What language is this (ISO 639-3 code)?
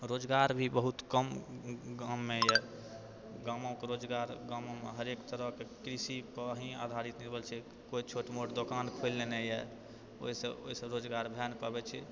mai